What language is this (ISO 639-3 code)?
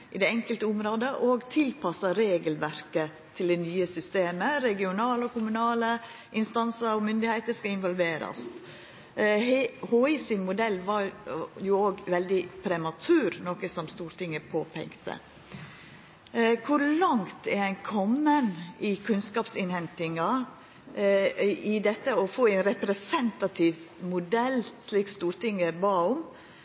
nno